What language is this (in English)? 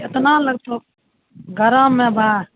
Maithili